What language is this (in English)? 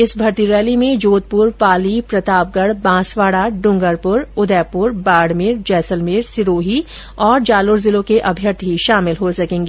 Hindi